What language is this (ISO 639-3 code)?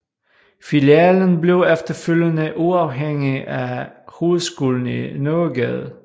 dan